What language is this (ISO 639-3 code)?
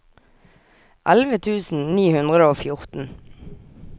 nor